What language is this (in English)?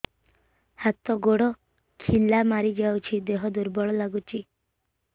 Odia